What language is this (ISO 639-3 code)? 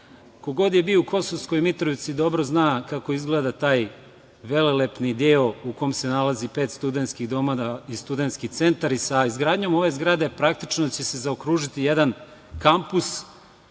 srp